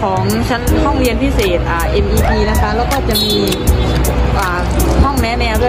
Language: Thai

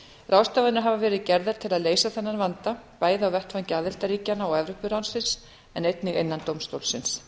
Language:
Icelandic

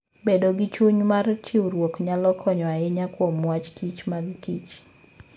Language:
Luo (Kenya and Tanzania)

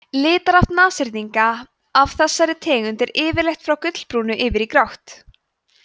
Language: Icelandic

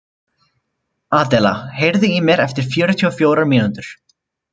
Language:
Icelandic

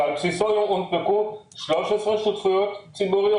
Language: Hebrew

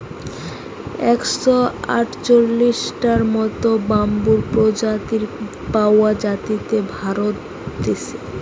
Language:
Bangla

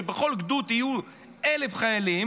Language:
Hebrew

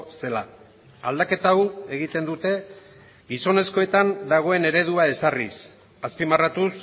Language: Basque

